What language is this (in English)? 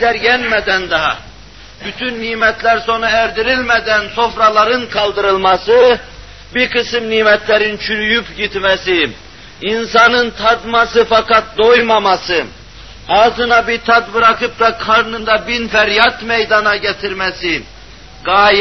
Turkish